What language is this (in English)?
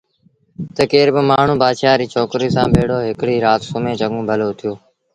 Sindhi Bhil